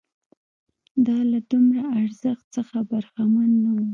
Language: Pashto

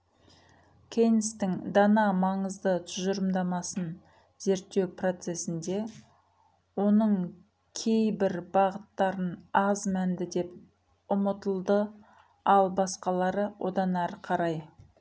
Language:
Kazakh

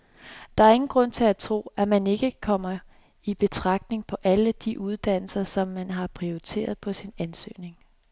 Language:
Danish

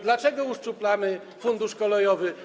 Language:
Polish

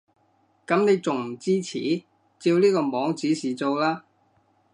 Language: Cantonese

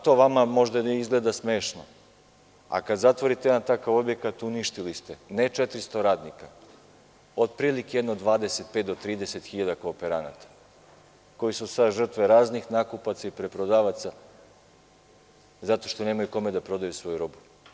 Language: Serbian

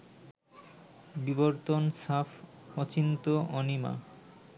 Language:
Bangla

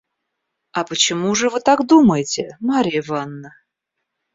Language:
Russian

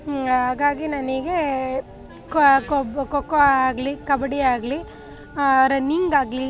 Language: Kannada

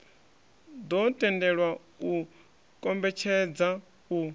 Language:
Venda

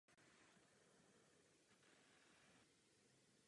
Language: Czech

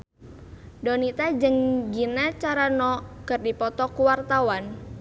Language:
Sundanese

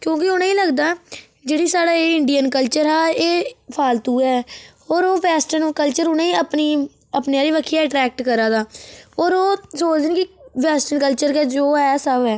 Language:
Dogri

